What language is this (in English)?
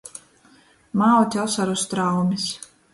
Latgalian